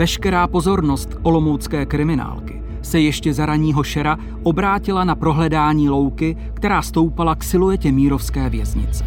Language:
Czech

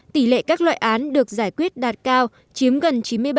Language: Vietnamese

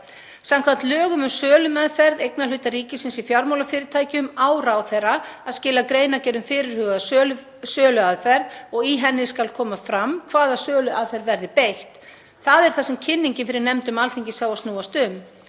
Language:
Icelandic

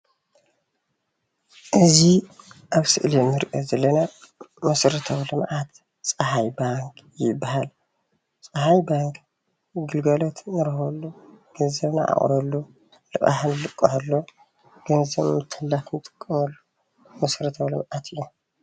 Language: Tigrinya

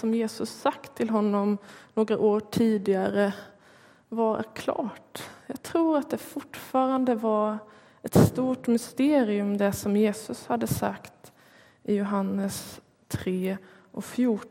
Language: Swedish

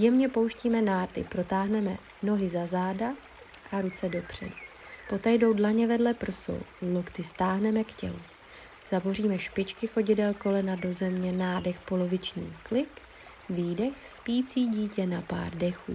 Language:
Czech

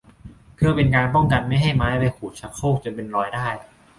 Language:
Thai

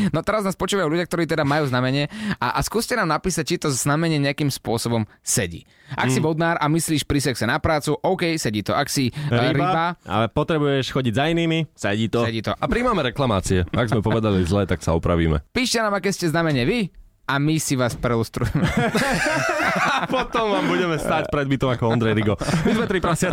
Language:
Slovak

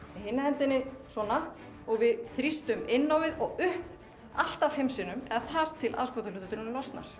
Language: Icelandic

